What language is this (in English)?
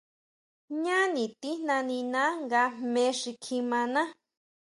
Huautla Mazatec